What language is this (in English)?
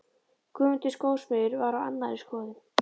Icelandic